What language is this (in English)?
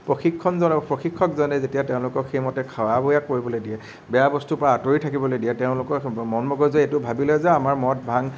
Assamese